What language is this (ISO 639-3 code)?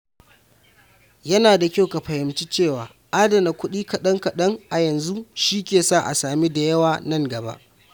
hau